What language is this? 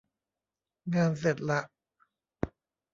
Thai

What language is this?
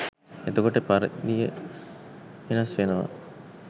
Sinhala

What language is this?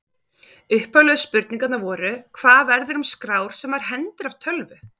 Icelandic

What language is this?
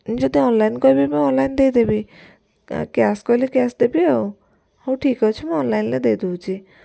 Odia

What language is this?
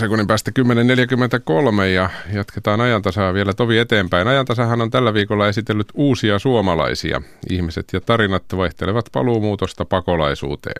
Finnish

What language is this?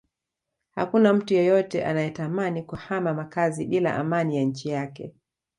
Swahili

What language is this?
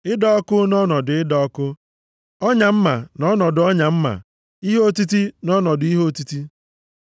Igbo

